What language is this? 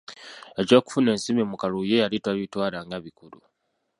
Ganda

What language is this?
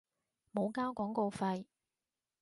Cantonese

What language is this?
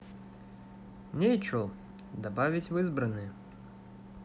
Russian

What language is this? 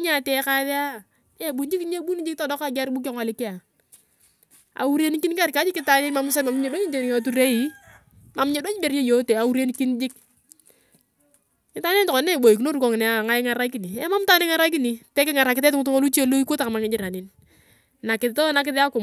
Turkana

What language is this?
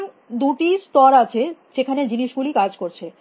Bangla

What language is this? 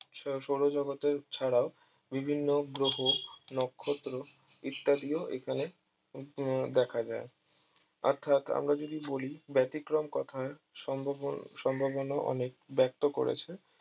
Bangla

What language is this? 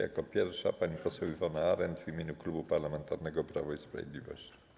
Polish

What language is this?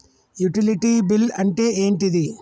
Telugu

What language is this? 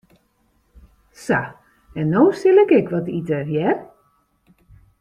Western Frisian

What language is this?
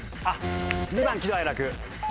Japanese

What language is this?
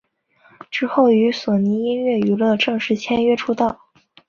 Chinese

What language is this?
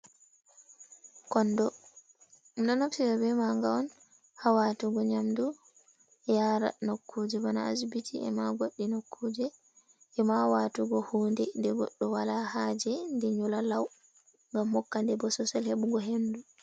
Fula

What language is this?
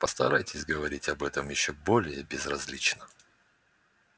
Russian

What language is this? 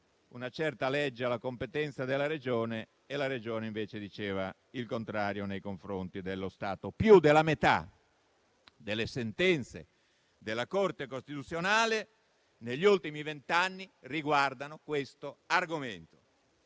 Italian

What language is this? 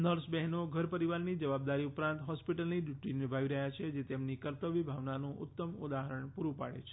Gujarati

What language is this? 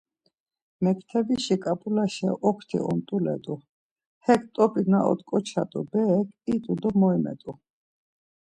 Laz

